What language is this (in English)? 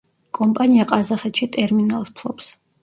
Georgian